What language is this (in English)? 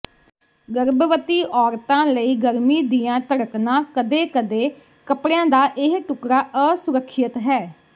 Punjabi